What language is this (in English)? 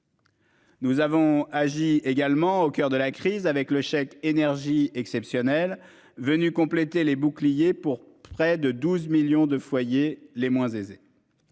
French